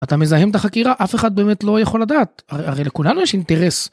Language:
Hebrew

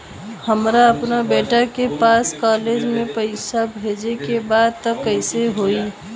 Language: Bhojpuri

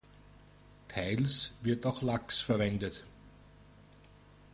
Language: German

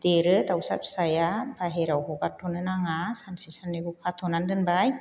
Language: Bodo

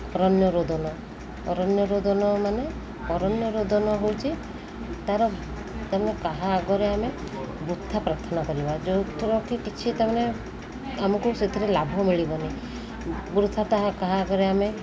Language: Odia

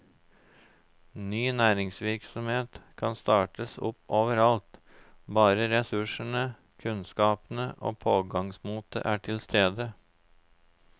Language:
Norwegian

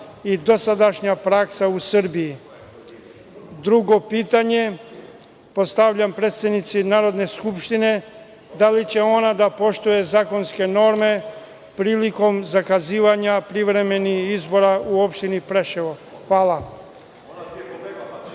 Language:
Serbian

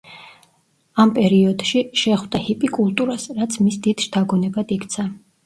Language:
Georgian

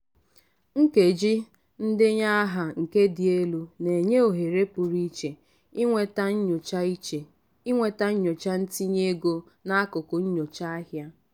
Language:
Igbo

